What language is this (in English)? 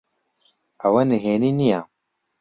Central Kurdish